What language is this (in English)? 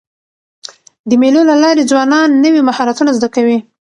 Pashto